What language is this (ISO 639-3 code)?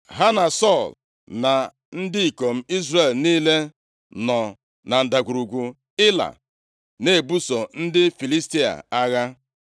ibo